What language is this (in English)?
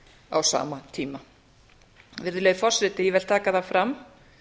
Icelandic